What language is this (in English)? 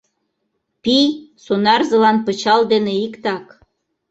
Mari